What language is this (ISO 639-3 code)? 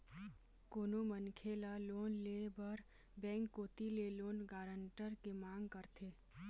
hne